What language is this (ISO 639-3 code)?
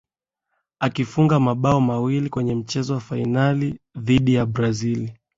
swa